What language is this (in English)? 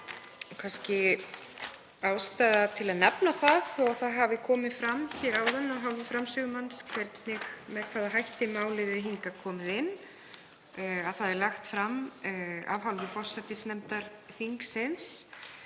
Icelandic